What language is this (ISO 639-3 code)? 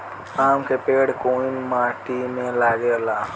bho